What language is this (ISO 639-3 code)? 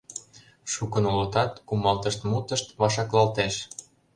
chm